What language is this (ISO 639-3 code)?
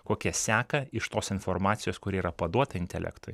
lit